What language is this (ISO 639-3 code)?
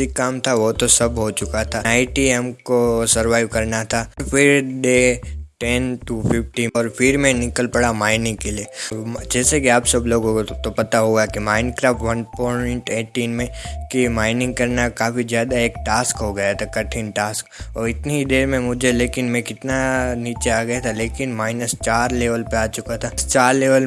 hin